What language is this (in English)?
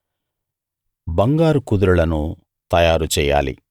Telugu